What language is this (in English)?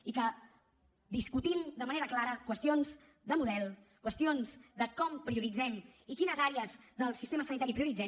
Catalan